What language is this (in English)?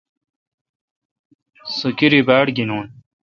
Kalkoti